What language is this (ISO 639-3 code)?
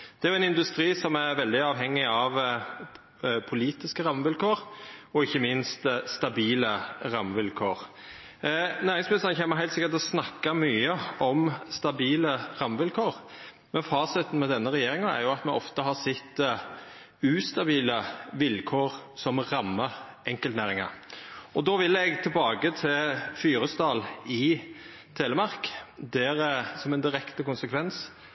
nno